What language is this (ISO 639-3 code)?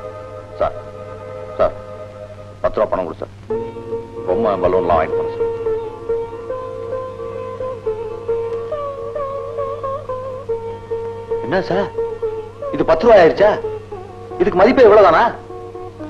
tam